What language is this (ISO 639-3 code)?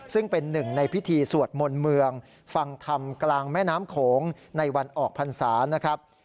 tha